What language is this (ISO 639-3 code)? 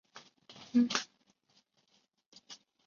zho